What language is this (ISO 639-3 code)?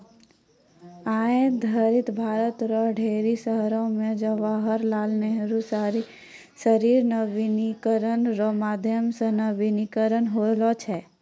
mai